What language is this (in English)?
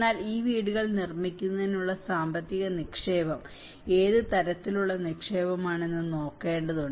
Malayalam